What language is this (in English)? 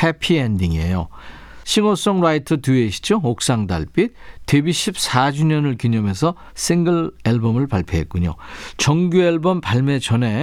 Korean